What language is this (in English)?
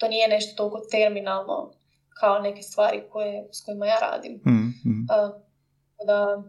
Croatian